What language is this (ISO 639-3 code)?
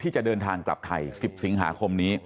tha